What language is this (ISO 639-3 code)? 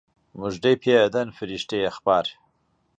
ckb